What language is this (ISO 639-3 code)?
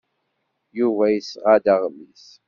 kab